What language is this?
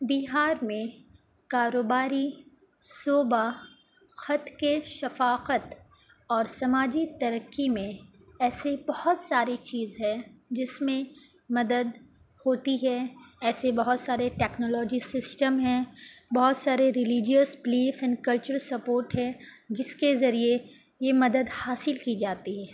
Urdu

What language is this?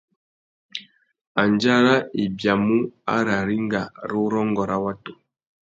Tuki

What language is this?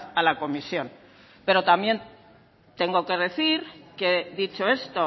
Spanish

